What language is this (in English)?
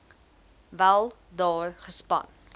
Afrikaans